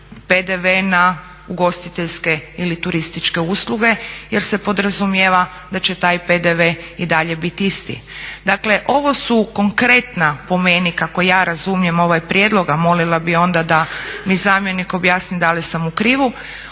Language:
Croatian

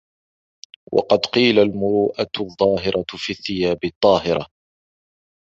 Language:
Arabic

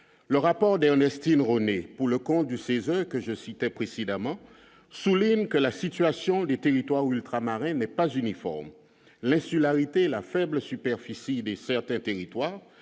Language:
French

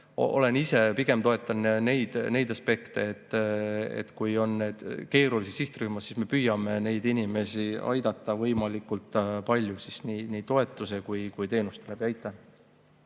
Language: Estonian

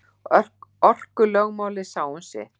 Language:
Icelandic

